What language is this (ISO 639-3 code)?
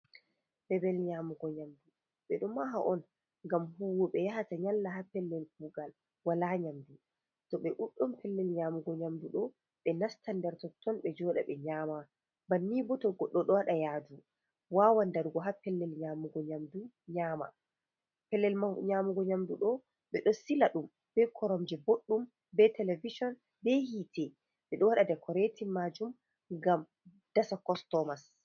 ful